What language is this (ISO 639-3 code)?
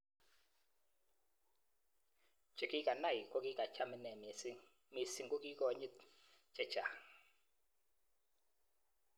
kln